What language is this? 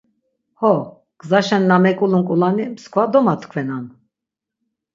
Laz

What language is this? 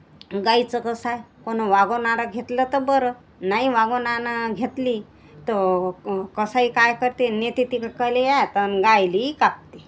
Marathi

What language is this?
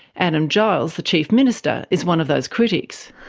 English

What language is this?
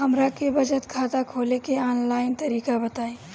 Bhojpuri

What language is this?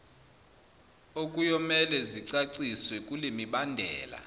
Zulu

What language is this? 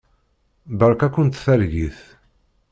Kabyle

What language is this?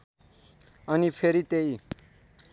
Nepali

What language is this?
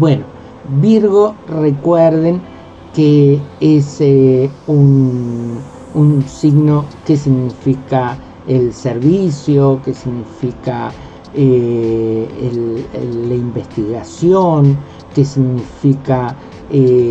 Spanish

